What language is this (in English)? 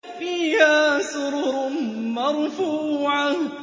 Arabic